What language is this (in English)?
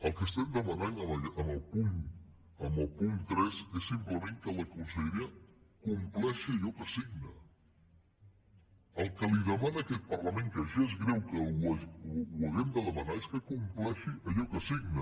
Catalan